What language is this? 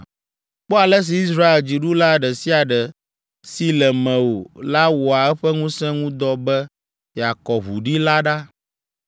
Ewe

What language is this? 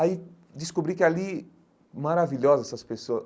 Portuguese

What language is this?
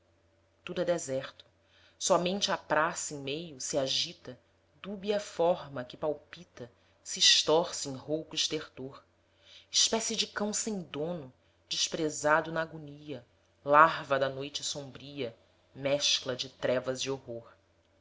Portuguese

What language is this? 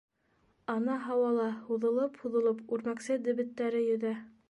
Bashkir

